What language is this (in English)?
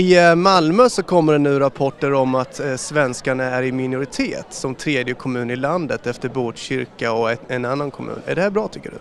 Swedish